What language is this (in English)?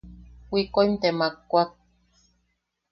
Yaqui